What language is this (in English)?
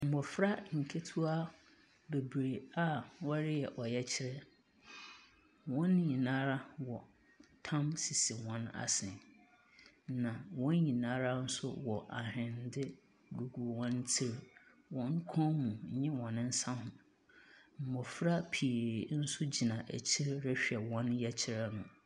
Akan